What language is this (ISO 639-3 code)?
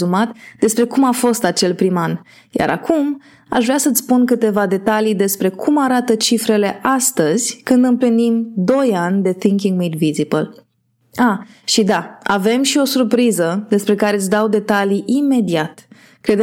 ron